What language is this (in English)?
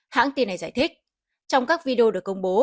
Vietnamese